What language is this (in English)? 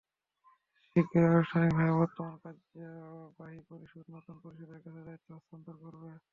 Bangla